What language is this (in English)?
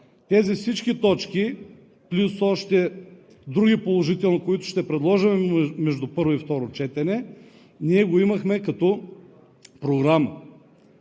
Bulgarian